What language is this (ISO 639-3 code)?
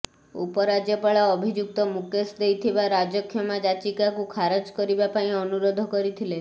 ori